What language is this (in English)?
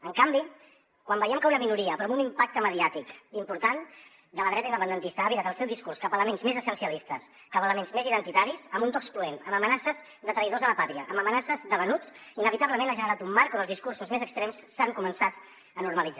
Catalan